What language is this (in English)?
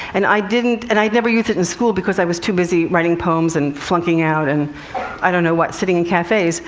English